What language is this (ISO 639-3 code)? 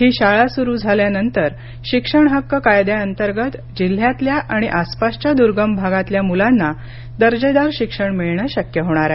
mar